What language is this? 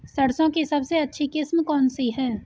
Hindi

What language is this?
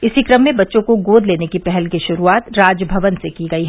Hindi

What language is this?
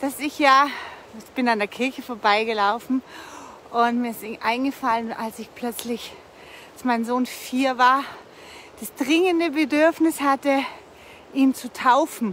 German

